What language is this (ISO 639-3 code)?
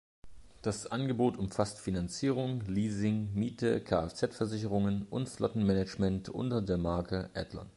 deu